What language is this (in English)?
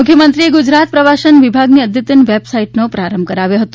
Gujarati